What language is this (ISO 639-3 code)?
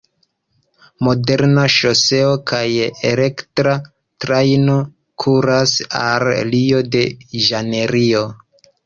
epo